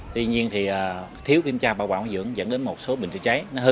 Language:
Vietnamese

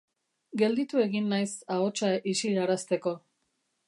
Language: Basque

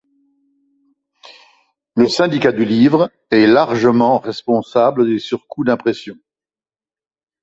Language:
French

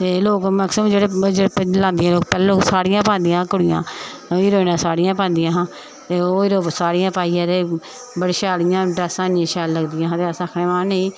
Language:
Dogri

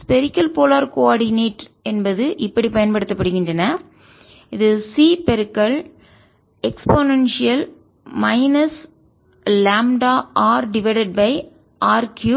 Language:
Tamil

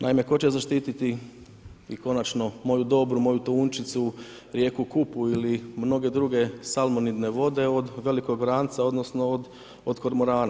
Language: Croatian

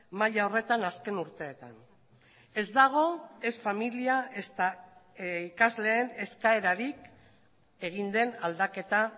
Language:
Basque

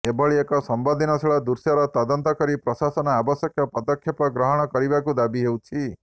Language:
Odia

